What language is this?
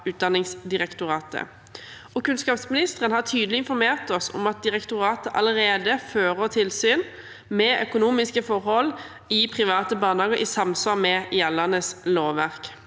Norwegian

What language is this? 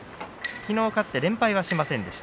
Japanese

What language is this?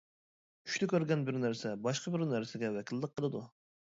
Uyghur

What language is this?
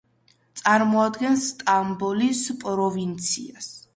Georgian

